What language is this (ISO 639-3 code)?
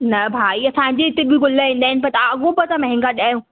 snd